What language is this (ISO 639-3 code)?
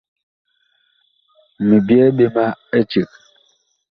bkh